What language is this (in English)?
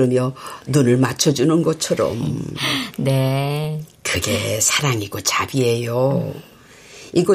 Korean